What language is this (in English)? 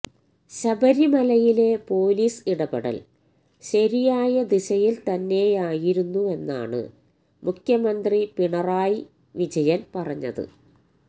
Malayalam